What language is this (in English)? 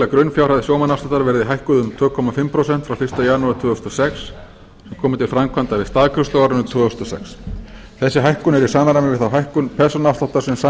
Icelandic